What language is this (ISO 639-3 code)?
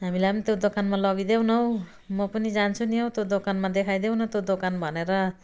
nep